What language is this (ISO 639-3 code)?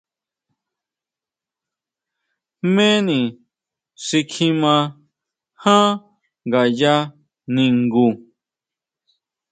mau